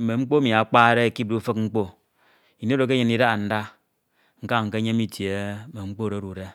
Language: Ito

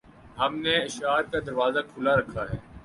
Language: Urdu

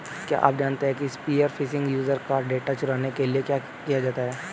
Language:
Hindi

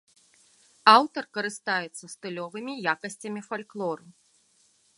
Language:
Belarusian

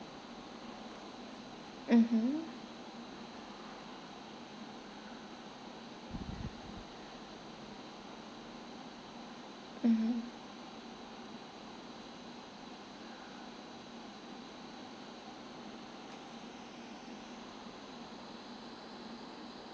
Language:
English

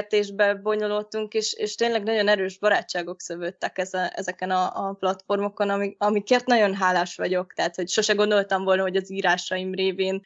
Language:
Hungarian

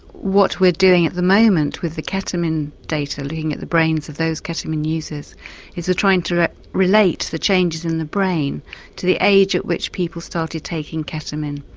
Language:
English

